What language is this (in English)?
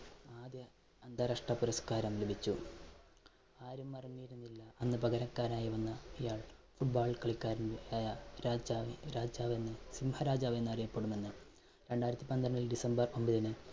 Malayalam